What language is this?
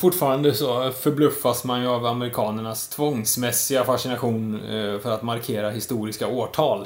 Swedish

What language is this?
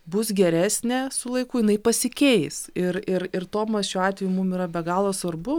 Lithuanian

